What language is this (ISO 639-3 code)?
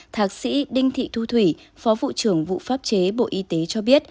vie